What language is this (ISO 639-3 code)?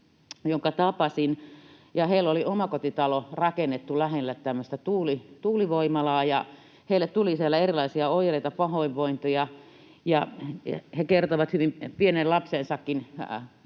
fin